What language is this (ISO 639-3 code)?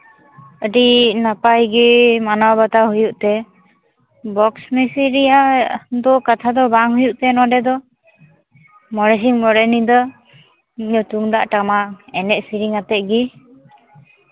sat